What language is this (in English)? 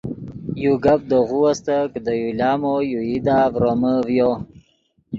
Yidgha